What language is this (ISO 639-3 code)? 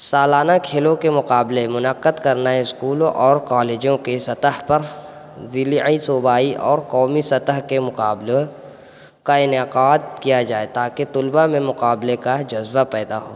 urd